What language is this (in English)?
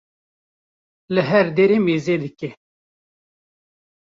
Kurdish